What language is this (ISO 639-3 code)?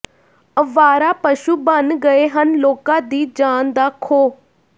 pan